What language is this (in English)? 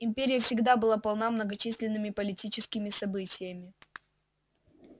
Russian